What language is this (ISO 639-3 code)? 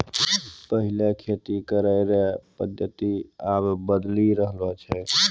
mai